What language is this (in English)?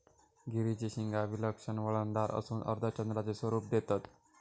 Marathi